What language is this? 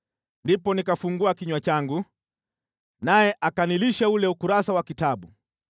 Swahili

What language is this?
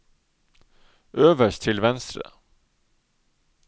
Norwegian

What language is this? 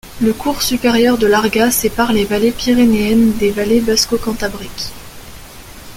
French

